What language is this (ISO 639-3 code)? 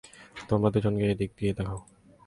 ben